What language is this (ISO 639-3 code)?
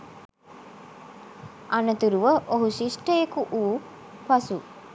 sin